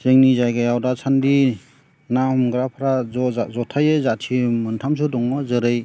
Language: Bodo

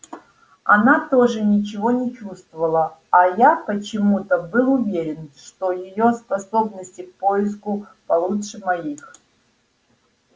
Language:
Russian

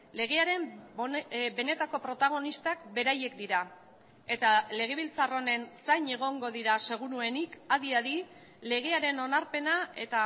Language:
Basque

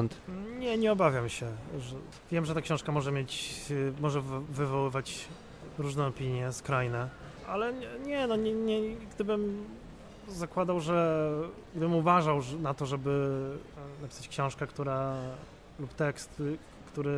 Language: Polish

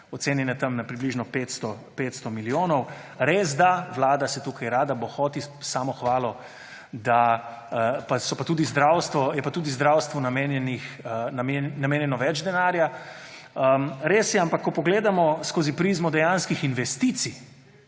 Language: Slovenian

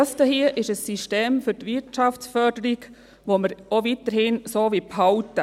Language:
Swiss German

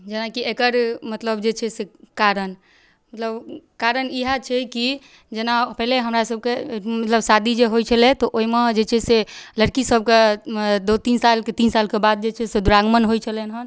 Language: Maithili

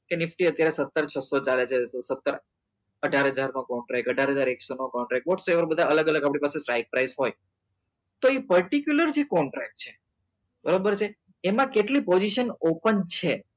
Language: Gujarati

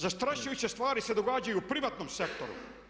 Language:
Croatian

